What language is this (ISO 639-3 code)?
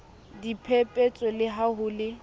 sot